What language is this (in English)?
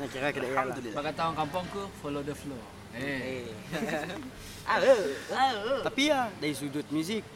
Malay